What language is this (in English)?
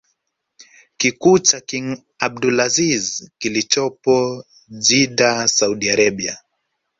Swahili